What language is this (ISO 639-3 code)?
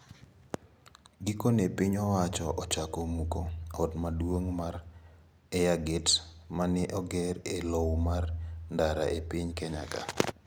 luo